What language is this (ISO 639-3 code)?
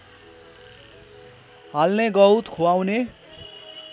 nep